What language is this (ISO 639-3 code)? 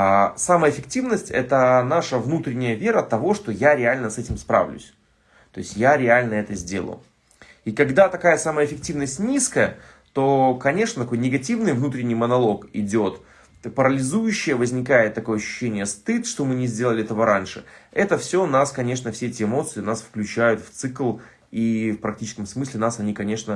rus